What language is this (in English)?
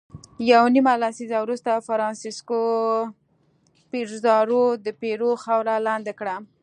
Pashto